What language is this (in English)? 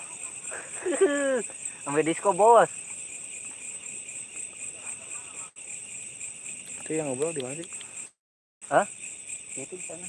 Indonesian